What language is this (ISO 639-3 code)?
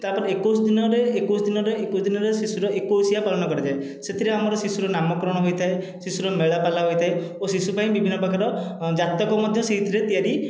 ori